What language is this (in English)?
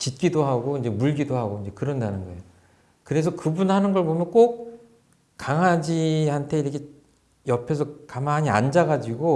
Korean